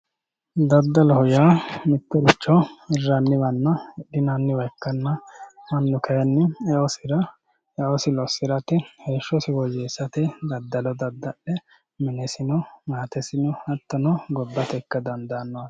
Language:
Sidamo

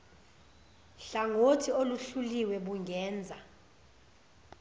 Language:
Zulu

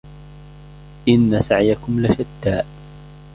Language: Arabic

